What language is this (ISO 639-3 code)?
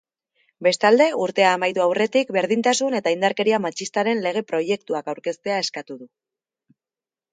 eus